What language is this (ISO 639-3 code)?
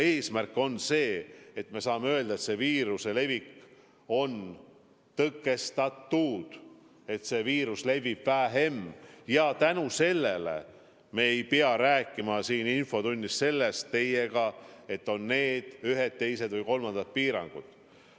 est